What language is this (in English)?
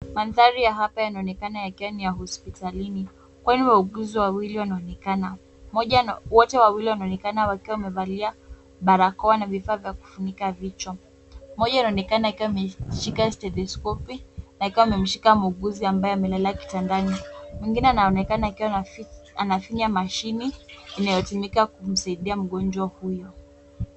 Swahili